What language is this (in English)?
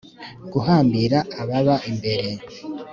Kinyarwanda